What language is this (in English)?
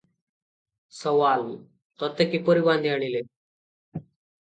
Odia